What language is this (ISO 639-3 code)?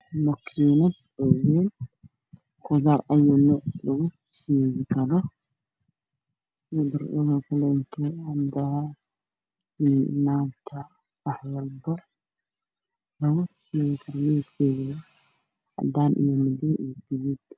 som